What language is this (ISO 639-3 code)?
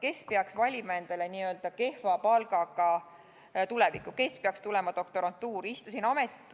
est